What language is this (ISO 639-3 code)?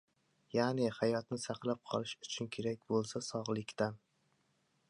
uzb